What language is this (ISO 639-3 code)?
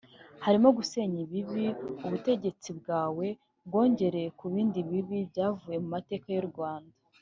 kin